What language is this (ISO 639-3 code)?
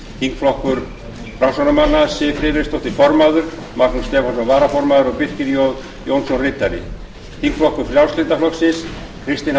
isl